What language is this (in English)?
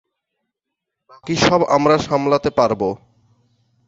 Bangla